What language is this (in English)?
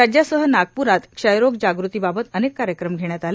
Marathi